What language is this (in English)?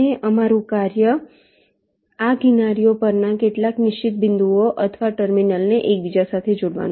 Gujarati